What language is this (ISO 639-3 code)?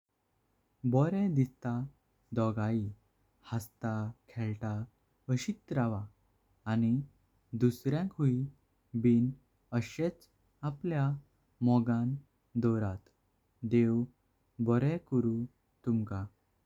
kok